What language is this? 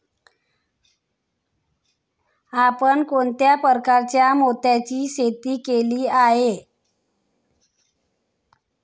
Marathi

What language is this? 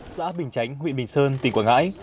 Vietnamese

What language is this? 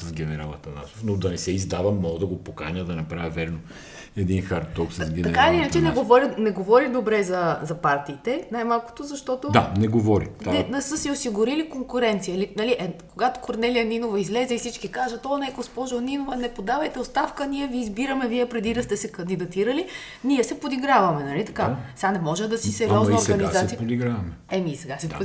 Bulgarian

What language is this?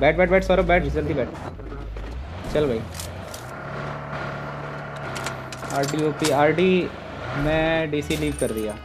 Hindi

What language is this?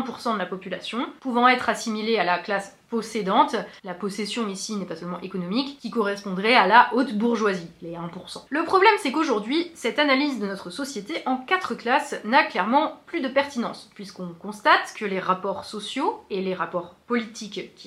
French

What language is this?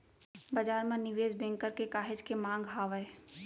Chhattisgarhi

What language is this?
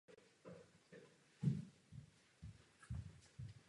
Czech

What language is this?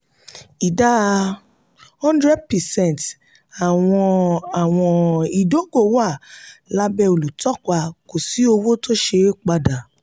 Yoruba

